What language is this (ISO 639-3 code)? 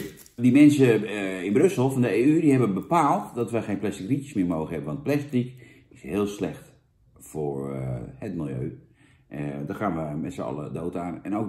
nld